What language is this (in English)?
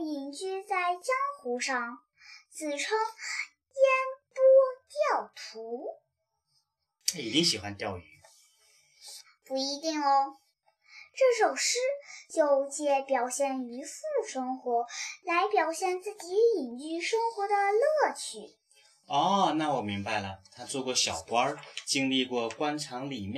Chinese